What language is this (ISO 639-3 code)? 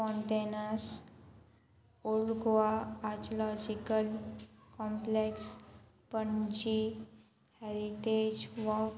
kok